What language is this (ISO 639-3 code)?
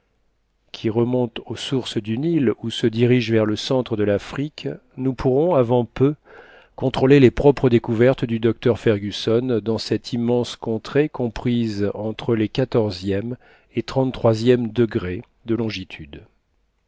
fra